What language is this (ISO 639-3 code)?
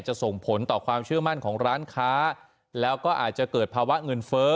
tha